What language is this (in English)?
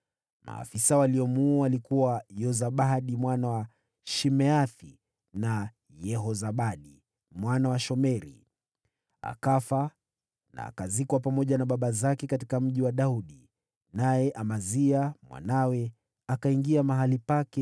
Swahili